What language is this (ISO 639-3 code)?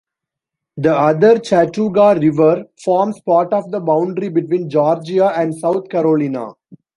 eng